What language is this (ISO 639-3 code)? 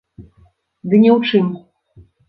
bel